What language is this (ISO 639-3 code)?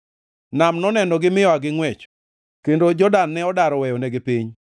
luo